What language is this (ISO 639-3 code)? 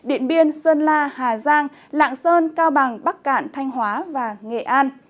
vie